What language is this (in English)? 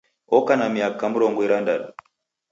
Taita